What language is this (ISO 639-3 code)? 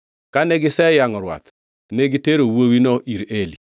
luo